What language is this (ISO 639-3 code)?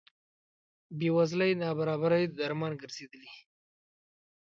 pus